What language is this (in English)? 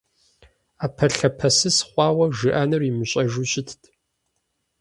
Kabardian